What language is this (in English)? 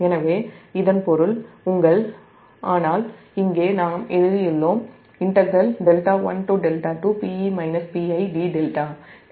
Tamil